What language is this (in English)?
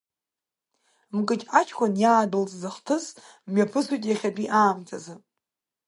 Abkhazian